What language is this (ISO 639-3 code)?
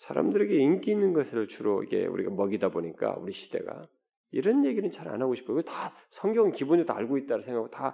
kor